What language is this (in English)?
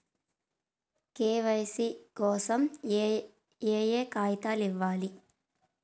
Telugu